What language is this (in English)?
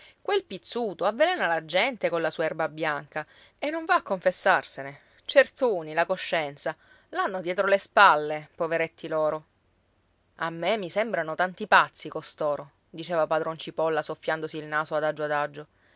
Italian